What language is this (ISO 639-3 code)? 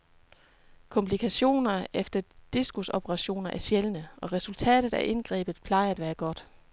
dan